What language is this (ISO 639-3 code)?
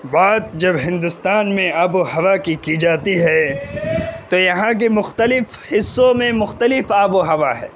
urd